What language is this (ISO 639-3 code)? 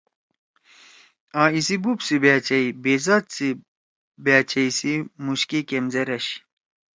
trw